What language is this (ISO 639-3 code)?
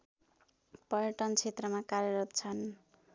nep